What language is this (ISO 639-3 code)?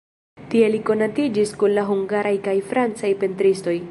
epo